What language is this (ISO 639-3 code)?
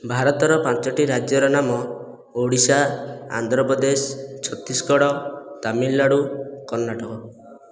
ori